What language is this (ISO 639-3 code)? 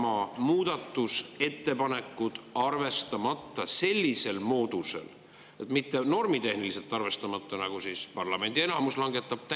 est